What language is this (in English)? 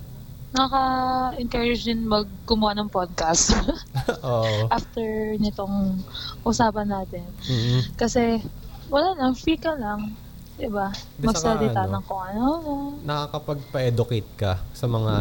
Filipino